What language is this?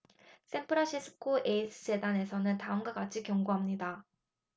Korean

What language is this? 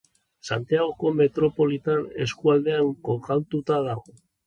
Basque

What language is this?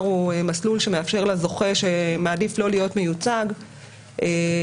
Hebrew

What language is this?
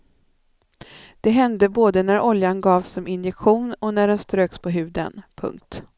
Swedish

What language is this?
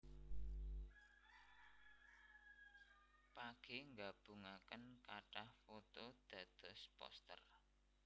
Javanese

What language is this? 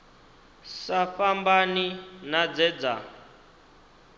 Venda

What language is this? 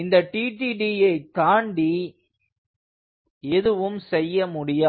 Tamil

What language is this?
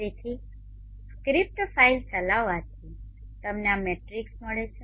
Gujarati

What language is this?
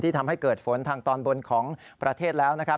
Thai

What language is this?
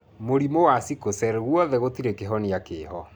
Kikuyu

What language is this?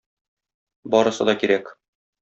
Tatar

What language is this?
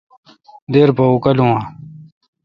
Kalkoti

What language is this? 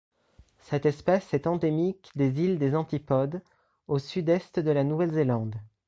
French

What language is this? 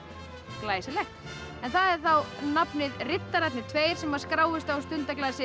Icelandic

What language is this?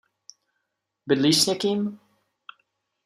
Czech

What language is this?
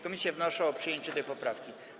Polish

